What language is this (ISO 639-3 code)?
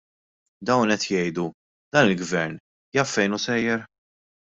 mlt